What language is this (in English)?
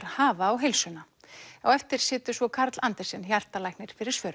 Icelandic